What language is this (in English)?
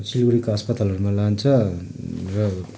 Nepali